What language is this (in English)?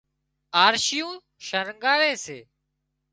Wadiyara Koli